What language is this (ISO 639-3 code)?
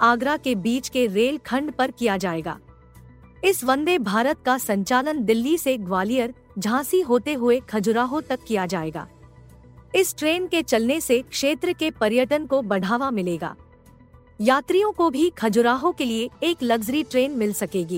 hin